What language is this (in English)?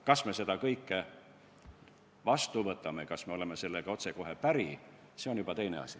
Estonian